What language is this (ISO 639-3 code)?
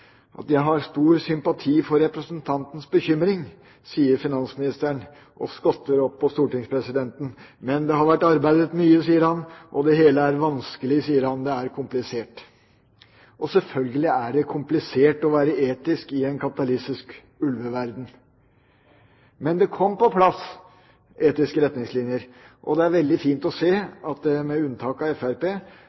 nob